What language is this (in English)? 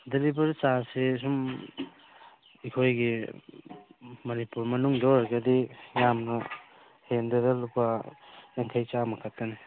Manipuri